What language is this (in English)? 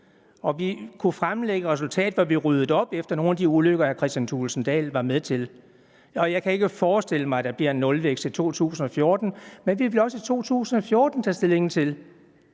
Danish